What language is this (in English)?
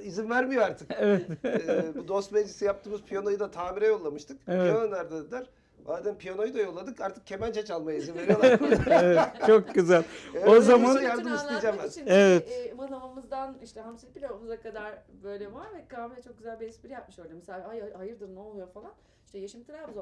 Turkish